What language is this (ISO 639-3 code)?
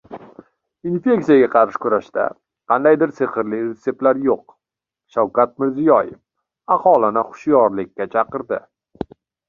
uzb